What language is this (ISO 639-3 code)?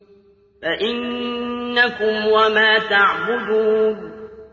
ara